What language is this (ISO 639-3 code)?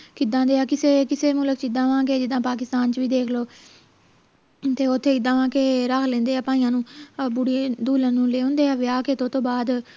pan